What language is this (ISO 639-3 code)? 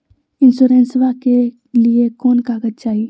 mag